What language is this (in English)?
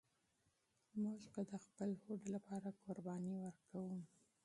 Pashto